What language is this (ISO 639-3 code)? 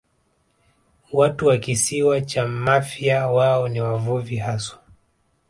swa